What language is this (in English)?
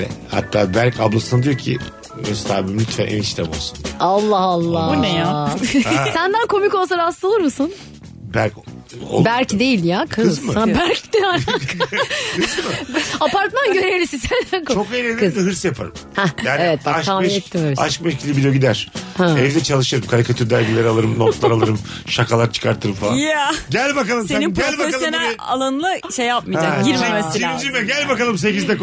Turkish